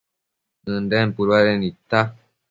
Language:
Matsés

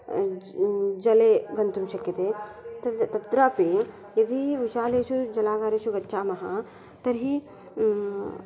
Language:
Sanskrit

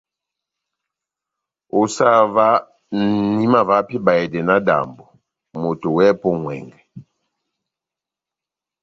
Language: Batanga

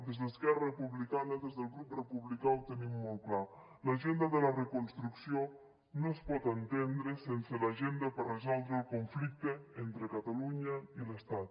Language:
Catalan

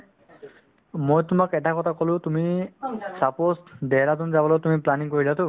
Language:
Assamese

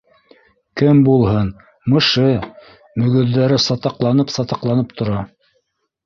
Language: Bashkir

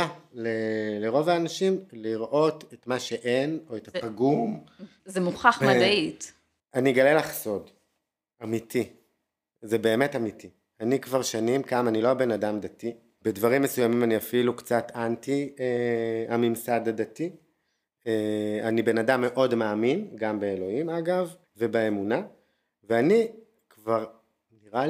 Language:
Hebrew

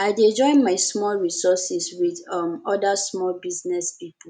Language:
Nigerian Pidgin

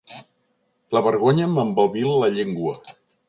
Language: Catalan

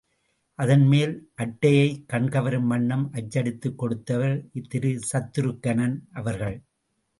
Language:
Tamil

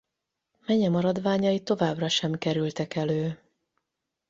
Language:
Hungarian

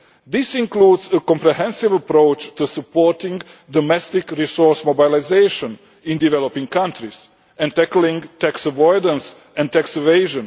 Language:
English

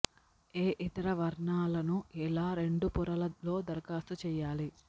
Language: Telugu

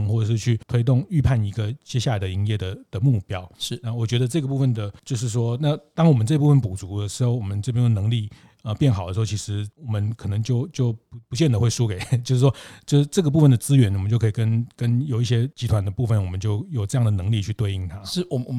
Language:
Chinese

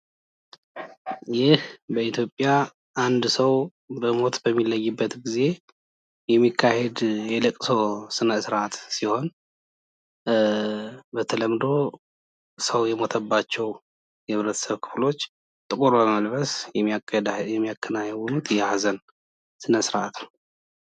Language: Amharic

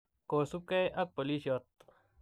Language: Kalenjin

